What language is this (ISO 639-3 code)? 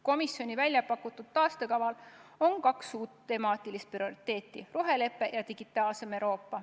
est